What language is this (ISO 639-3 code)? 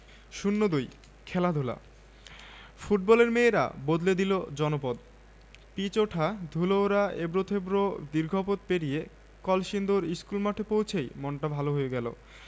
ben